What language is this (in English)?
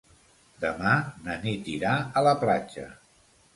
Catalan